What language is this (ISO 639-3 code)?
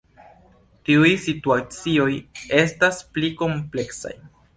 epo